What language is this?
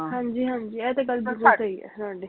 Punjabi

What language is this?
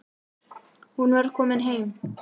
Icelandic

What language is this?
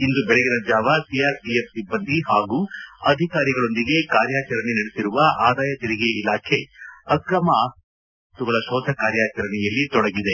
Kannada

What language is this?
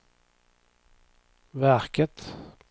Swedish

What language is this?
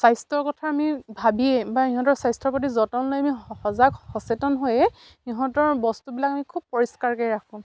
Assamese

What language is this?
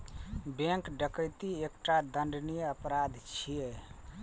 Maithili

